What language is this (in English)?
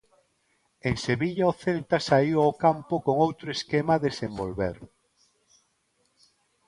Galician